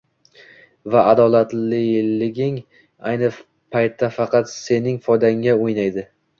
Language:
Uzbek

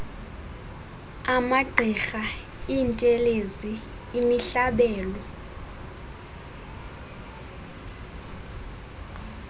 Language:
Xhosa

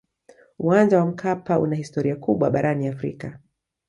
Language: Swahili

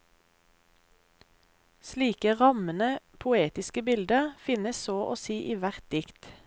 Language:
Norwegian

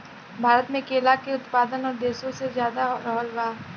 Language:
Bhojpuri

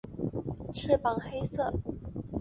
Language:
Chinese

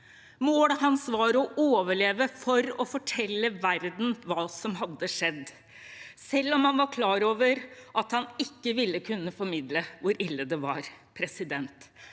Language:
Norwegian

